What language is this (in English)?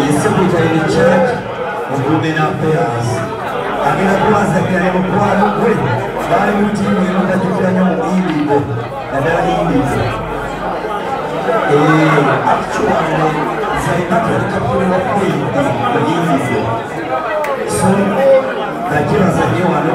Arabic